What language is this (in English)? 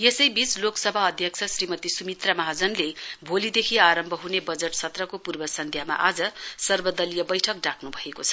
Nepali